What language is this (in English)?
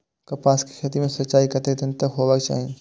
Maithili